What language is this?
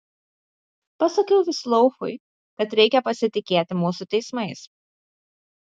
Lithuanian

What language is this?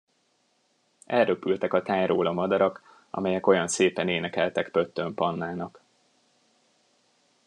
Hungarian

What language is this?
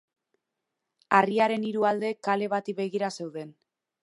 Basque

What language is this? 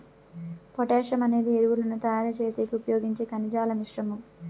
Telugu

